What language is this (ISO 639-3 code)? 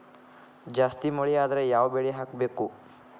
kan